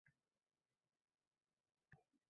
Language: Uzbek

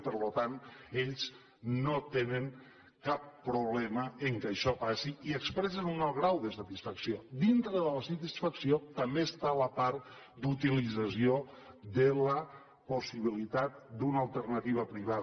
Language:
Catalan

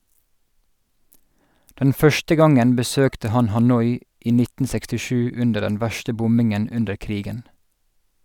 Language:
Norwegian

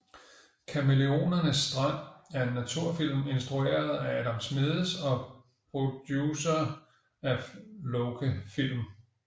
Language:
Danish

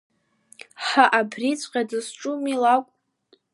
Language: Abkhazian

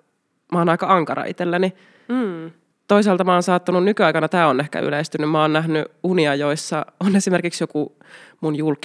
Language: Finnish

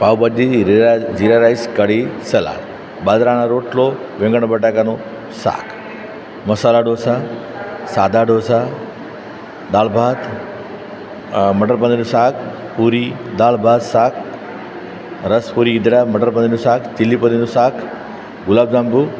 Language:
Gujarati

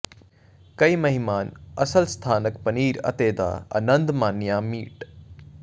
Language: Punjabi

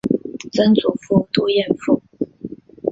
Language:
Chinese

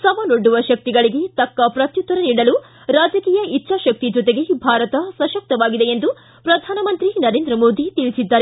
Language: Kannada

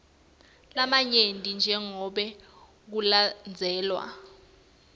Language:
Swati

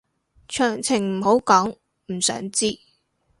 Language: Cantonese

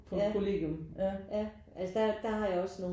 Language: Danish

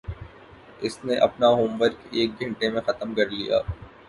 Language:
Urdu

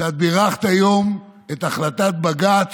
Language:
Hebrew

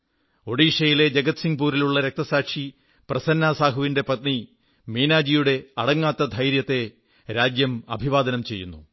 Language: Malayalam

